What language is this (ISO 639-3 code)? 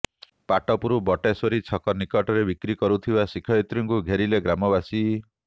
ori